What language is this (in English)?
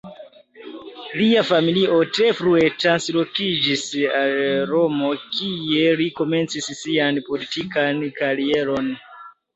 Esperanto